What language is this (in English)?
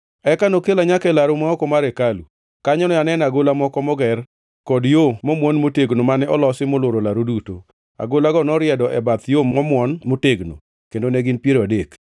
Luo (Kenya and Tanzania)